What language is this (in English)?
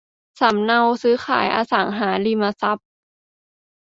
Thai